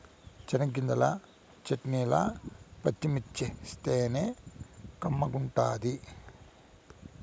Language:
Telugu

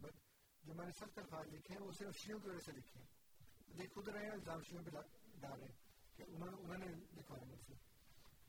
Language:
Urdu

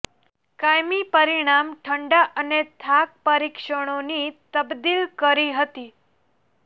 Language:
Gujarati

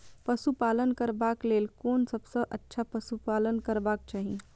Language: Maithili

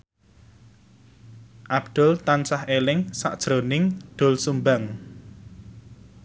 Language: Javanese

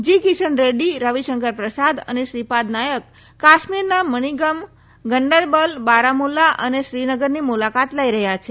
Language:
Gujarati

